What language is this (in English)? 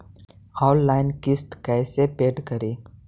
Magahi